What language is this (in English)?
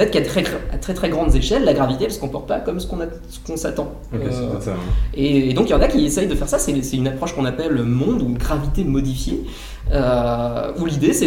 French